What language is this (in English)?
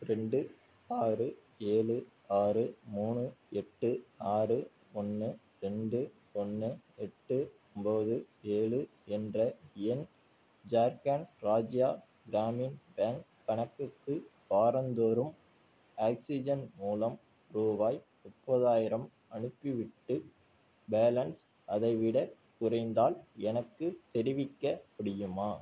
Tamil